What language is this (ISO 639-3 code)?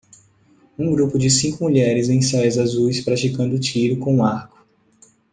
por